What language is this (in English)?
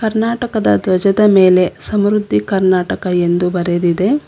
Kannada